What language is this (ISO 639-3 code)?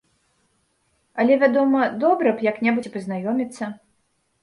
bel